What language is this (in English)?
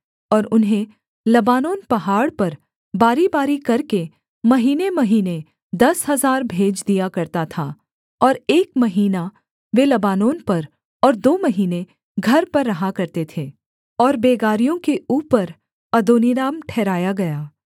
Hindi